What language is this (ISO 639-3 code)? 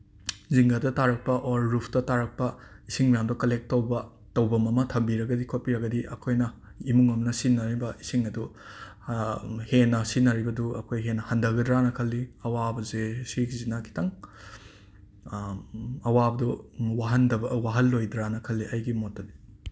mni